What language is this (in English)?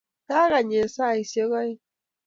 Kalenjin